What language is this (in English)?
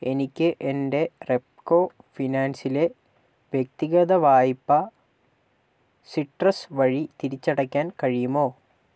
Malayalam